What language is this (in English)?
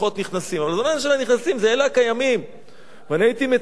Hebrew